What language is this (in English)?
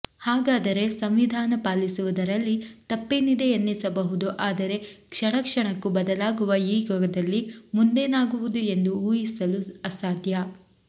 Kannada